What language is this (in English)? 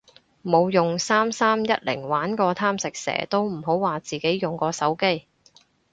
Cantonese